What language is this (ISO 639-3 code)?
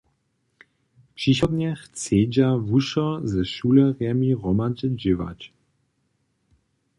hsb